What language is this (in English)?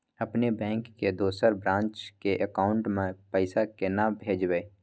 Maithili